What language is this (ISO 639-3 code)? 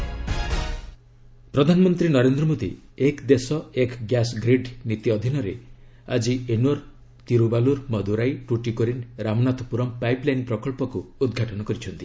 ori